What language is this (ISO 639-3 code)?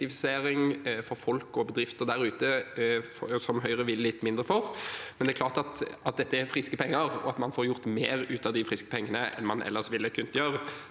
nor